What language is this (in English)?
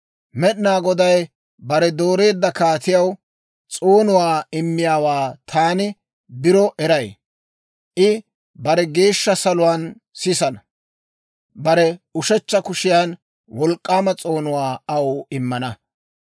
Dawro